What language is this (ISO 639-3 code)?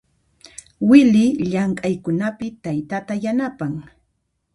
qxp